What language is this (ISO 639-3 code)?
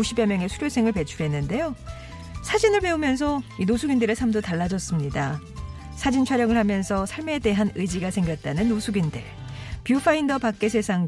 kor